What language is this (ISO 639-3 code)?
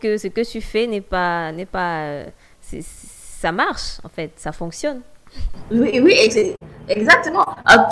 fra